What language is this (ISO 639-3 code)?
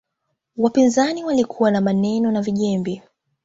swa